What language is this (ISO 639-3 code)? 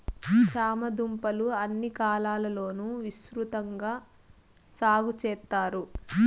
tel